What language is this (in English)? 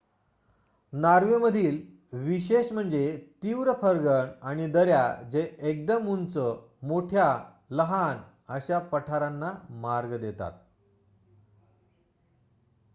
Marathi